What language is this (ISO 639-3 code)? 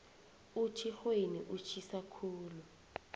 nbl